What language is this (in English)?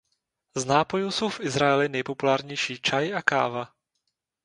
Czech